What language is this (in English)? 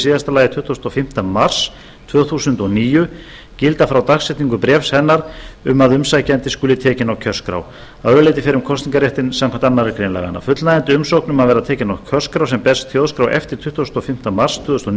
Icelandic